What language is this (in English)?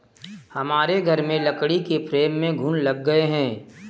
Hindi